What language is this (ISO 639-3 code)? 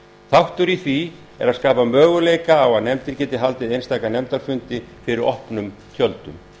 isl